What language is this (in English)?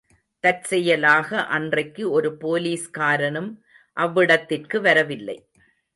Tamil